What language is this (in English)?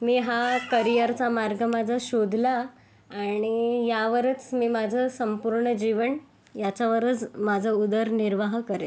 Marathi